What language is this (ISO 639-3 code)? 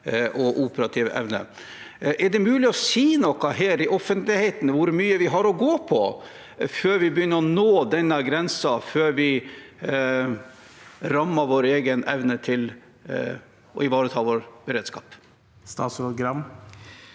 nor